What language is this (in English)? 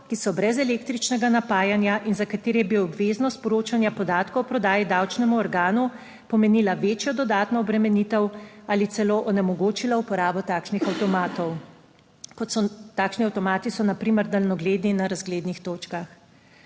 Slovenian